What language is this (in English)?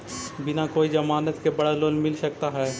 Magahi